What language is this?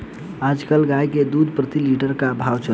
Bhojpuri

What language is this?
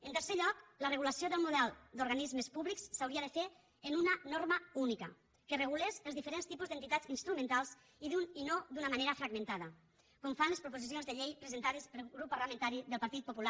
Catalan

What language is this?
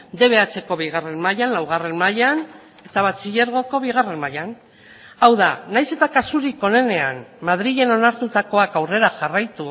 Basque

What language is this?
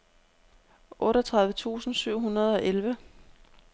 Danish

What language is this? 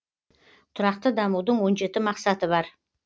Kazakh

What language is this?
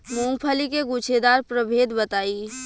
Bhojpuri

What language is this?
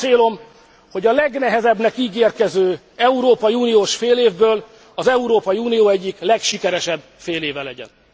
Hungarian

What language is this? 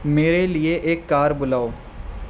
Urdu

